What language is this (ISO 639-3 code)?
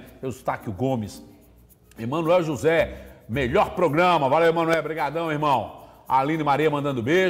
por